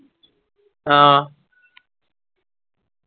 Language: Malayalam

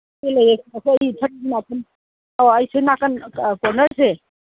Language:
Manipuri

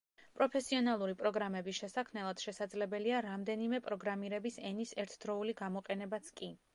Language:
Georgian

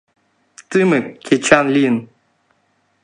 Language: Mari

